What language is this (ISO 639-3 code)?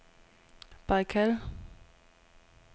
dan